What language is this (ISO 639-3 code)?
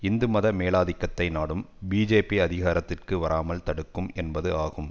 tam